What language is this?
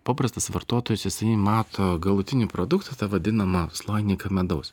Lithuanian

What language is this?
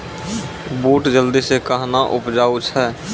Maithili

